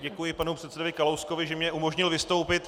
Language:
Czech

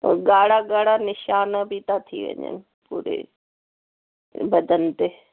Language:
Sindhi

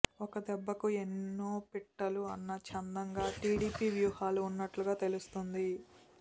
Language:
Telugu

